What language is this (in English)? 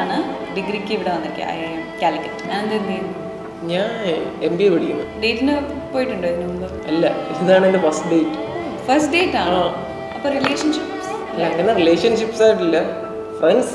Malayalam